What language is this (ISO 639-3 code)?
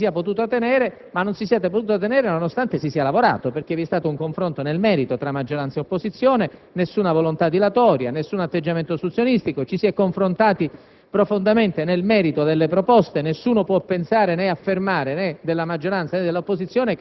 ita